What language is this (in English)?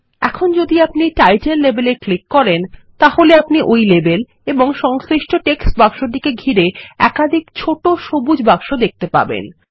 Bangla